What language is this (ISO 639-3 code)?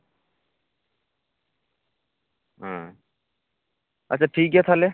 sat